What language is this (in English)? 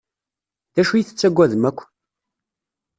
Kabyle